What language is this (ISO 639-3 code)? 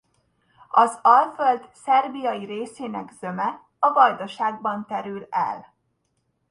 hun